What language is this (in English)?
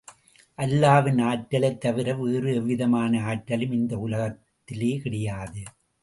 Tamil